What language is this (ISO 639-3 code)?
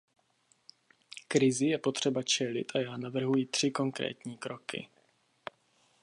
ces